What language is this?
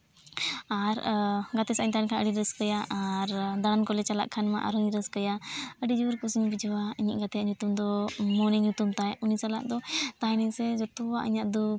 Santali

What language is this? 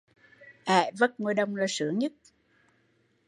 Vietnamese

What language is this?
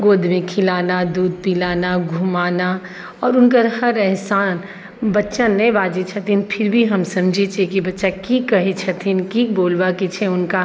Maithili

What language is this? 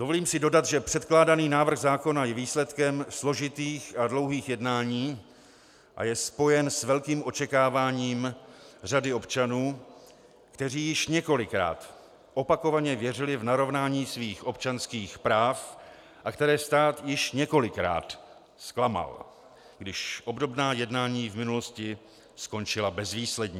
Czech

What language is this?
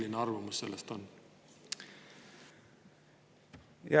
Estonian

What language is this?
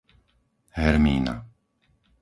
Slovak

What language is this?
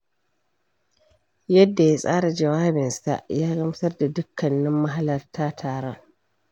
Hausa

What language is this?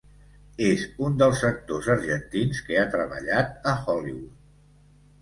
Catalan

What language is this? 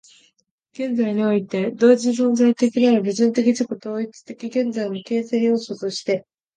Japanese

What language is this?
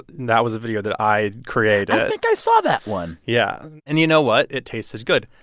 English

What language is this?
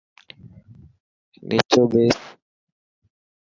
Dhatki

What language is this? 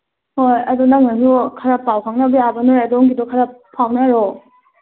Manipuri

